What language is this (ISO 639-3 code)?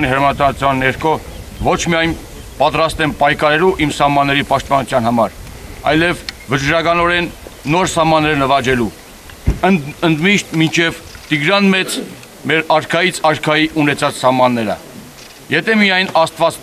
tur